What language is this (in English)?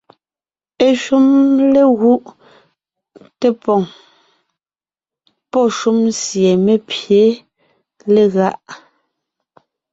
Ngiemboon